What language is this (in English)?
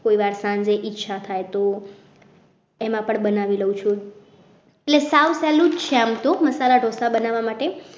Gujarati